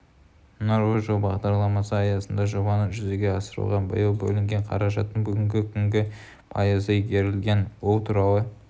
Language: Kazakh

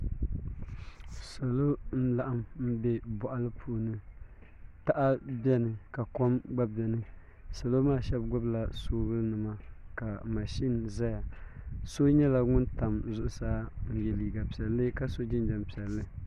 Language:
Dagbani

